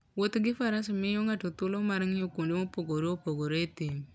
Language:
Luo (Kenya and Tanzania)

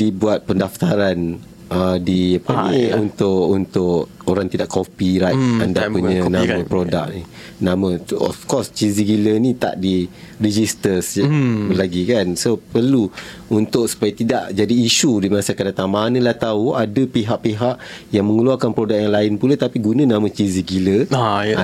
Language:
Malay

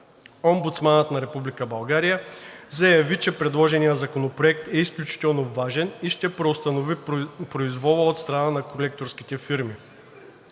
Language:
Bulgarian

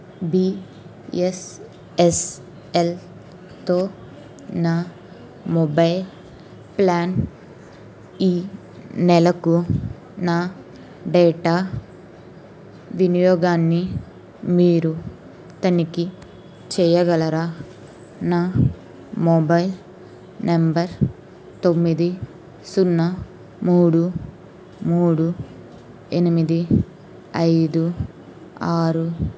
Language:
Telugu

